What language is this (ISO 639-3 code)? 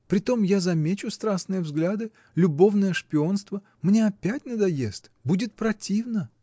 rus